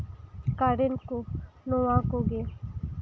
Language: Santali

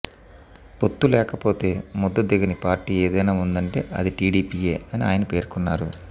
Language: Telugu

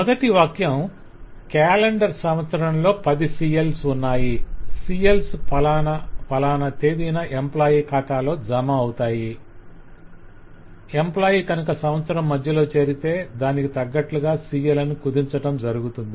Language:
Telugu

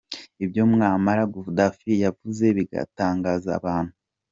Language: Kinyarwanda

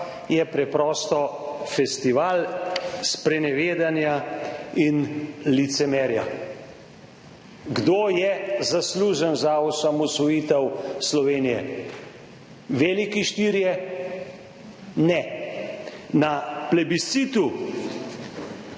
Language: Slovenian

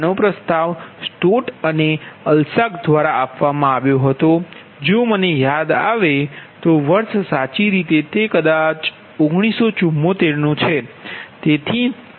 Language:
Gujarati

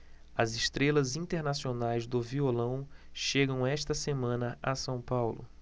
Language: Portuguese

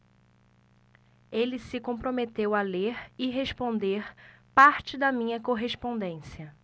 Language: Portuguese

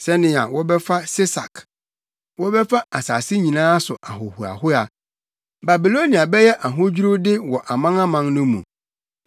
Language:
Akan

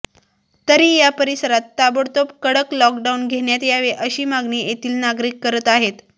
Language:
Marathi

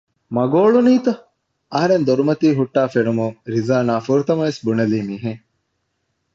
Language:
Divehi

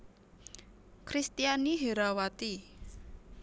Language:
Javanese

